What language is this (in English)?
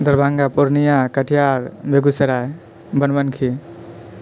Maithili